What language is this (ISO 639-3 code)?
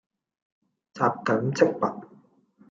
yue